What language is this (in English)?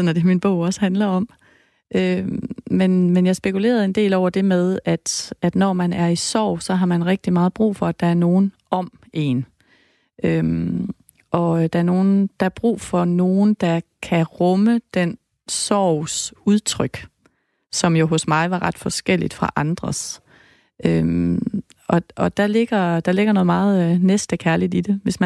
Danish